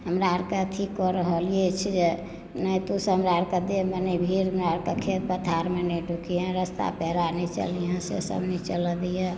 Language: Maithili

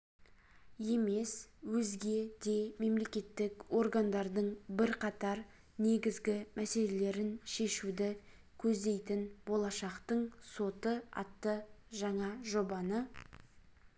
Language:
Kazakh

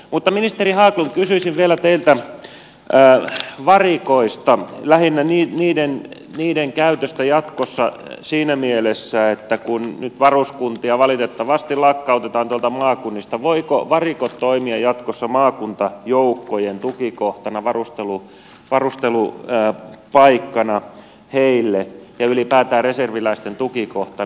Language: Finnish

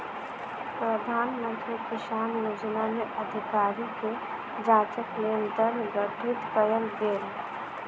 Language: Maithili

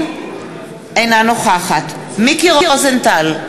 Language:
Hebrew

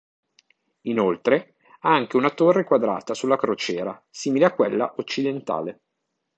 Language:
Italian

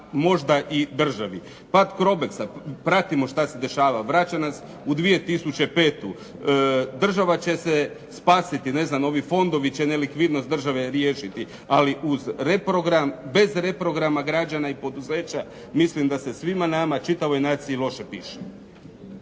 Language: Croatian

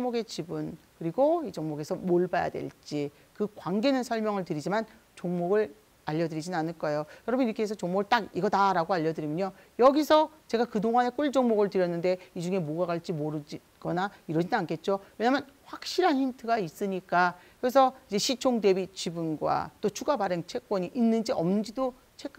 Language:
Korean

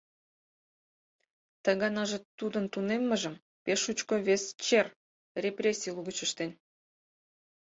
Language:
Mari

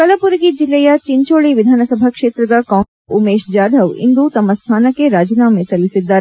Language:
Kannada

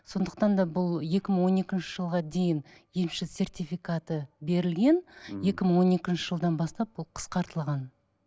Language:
Kazakh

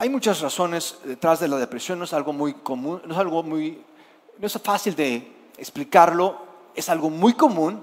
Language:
Spanish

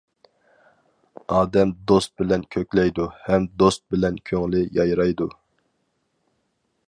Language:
Uyghur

